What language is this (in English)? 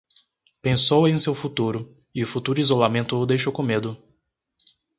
Portuguese